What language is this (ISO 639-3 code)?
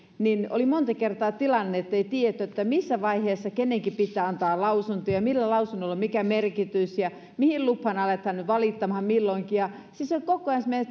fin